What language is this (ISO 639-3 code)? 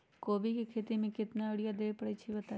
mag